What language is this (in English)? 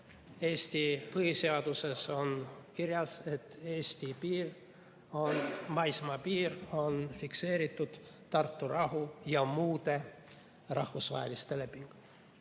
Estonian